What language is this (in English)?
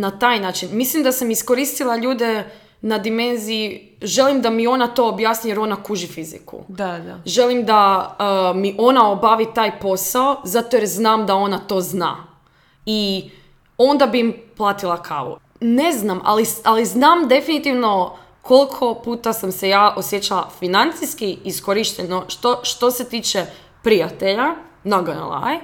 Croatian